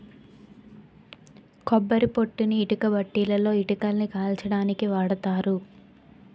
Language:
Telugu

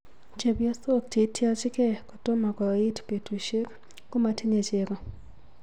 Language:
Kalenjin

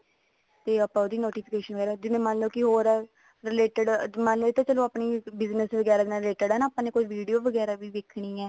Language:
Punjabi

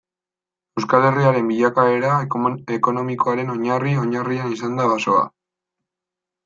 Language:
Basque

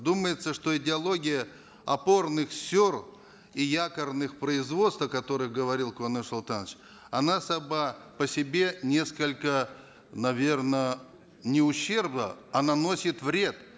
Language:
Kazakh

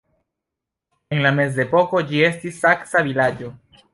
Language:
Esperanto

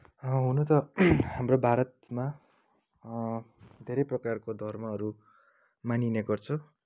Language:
Nepali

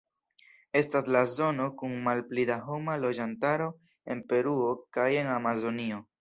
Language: Esperanto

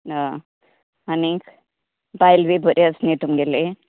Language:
Konkani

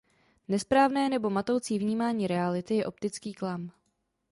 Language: Czech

